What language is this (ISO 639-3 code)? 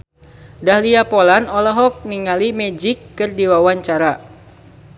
sun